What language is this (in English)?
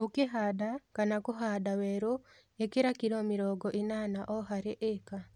Kikuyu